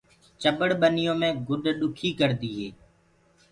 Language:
Gurgula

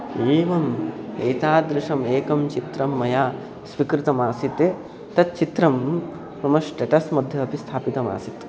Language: Sanskrit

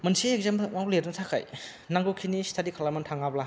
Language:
Bodo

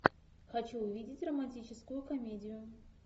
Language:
Russian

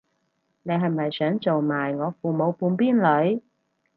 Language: Cantonese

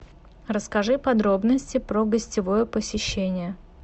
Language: Russian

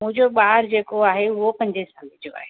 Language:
Sindhi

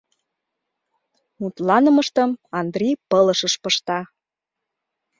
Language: Mari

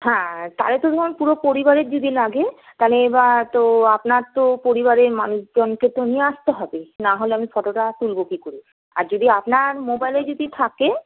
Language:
Bangla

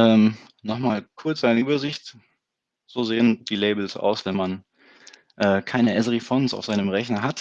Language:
German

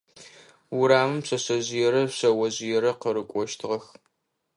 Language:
Adyghe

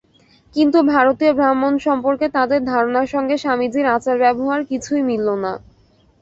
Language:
Bangla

